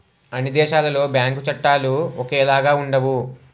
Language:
Telugu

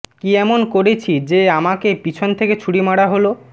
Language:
Bangla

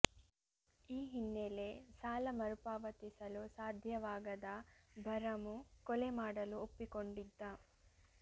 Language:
Kannada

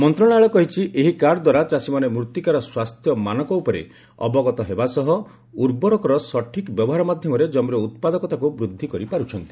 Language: Odia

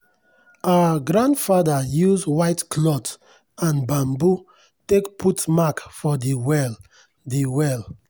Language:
Nigerian Pidgin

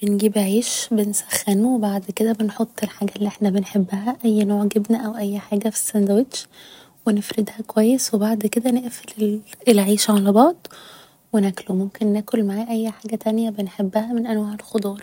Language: Egyptian Arabic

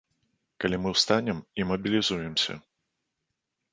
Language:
Belarusian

